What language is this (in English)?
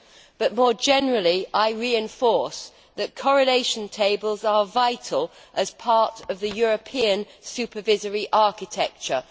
English